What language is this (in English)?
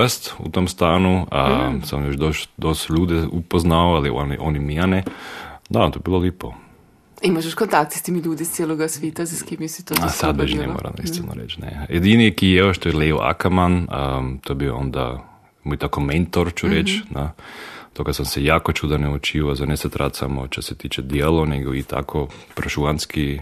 Croatian